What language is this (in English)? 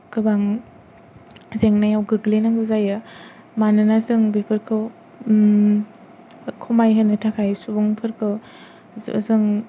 Bodo